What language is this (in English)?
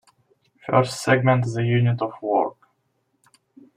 English